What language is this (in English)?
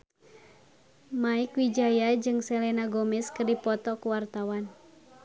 Sundanese